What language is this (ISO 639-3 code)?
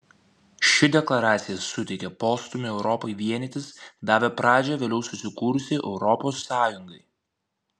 lit